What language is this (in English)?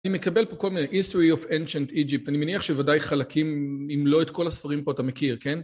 Hebrew